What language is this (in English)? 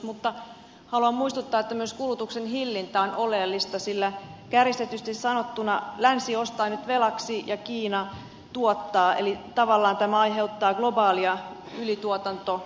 Finnish